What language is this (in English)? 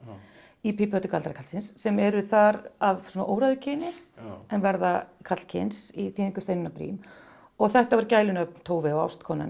Icelandic